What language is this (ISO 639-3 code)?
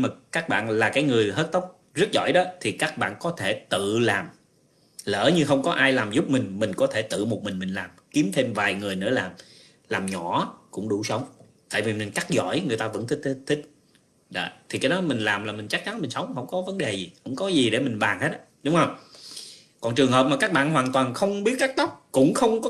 vie